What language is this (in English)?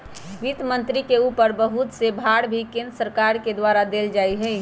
Magahi